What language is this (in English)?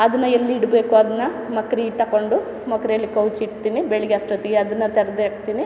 Kannada